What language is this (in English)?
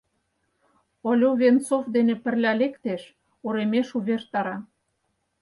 Mari